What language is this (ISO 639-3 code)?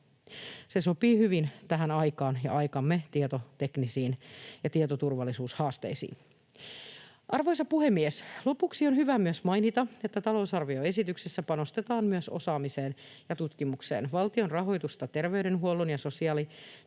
fin